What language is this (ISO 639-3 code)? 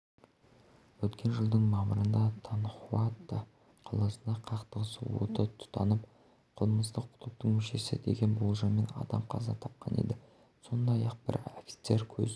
kaz